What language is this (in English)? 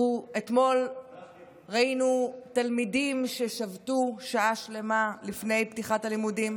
Hebrew